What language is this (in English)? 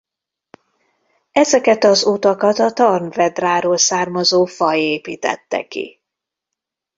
Hungarian